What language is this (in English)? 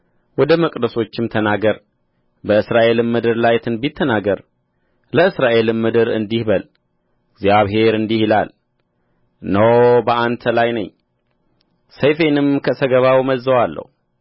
Amharic